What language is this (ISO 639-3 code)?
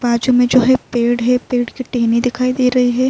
urd